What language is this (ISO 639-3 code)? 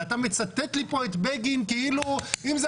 heb